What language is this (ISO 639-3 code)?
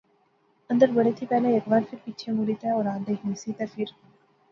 phr